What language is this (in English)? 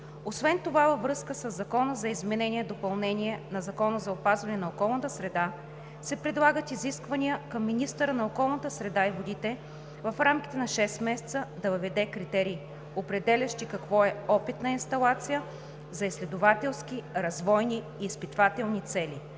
Bulgarian